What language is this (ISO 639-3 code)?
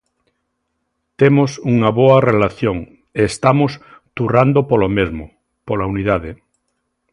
glg